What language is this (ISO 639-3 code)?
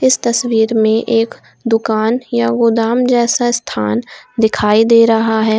hin